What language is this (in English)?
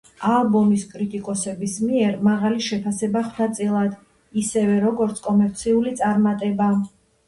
Georgian